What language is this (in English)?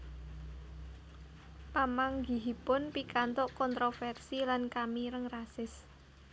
Javanese